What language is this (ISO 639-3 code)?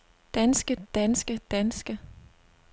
dan